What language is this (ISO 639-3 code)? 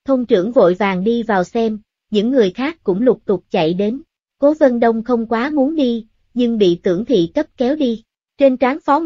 vie